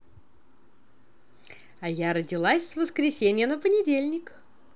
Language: Russian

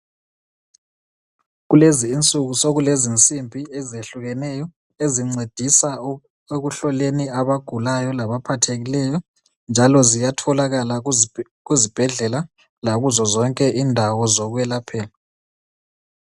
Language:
North Ndebele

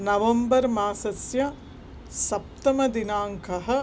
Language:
Sanskrit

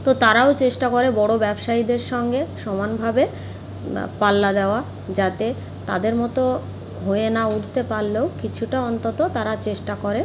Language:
Bangla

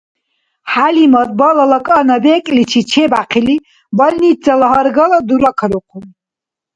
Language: Dargwa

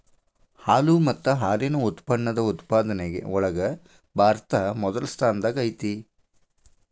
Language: Kannada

